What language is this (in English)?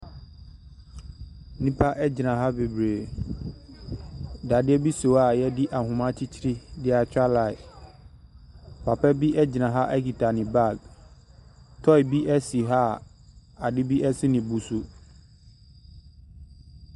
Akan